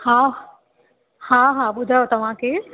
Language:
Sindhi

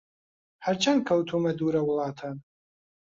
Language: Central Kurdish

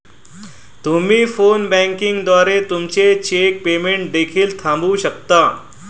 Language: Marathi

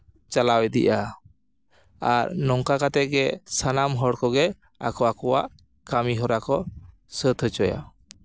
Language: Santali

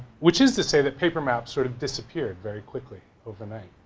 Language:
English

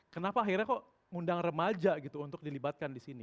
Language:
Indonesian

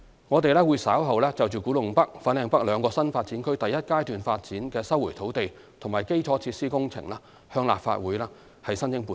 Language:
Cantonese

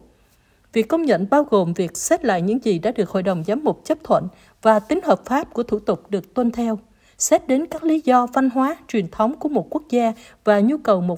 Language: Vietnamese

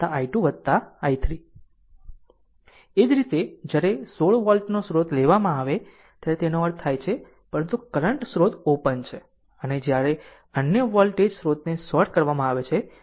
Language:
Gujarati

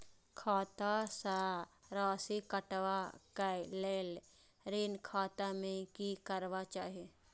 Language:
Maithili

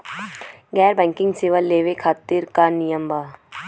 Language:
Bhojpuri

